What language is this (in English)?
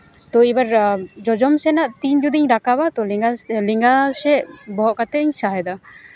Santali